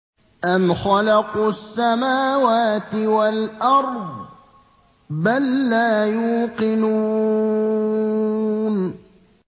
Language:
Arabic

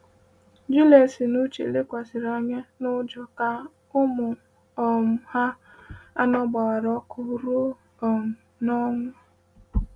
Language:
Igbo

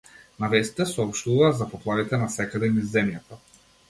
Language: Macedonian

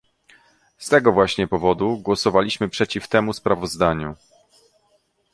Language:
Polish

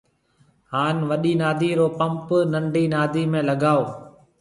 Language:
Marwari (Pakistan)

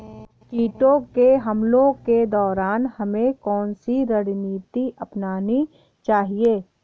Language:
Hindi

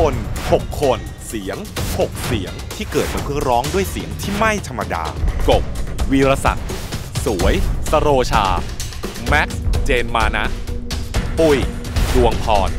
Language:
Thai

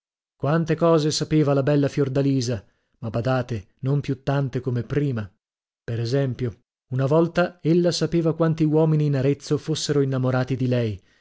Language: Italian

